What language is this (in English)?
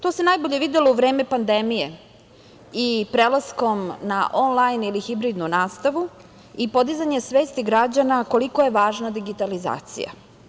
Serbian